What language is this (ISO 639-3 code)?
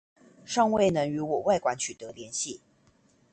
zho